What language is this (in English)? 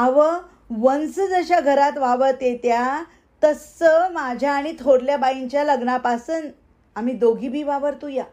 Marathi